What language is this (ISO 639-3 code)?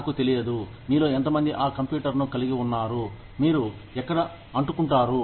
tel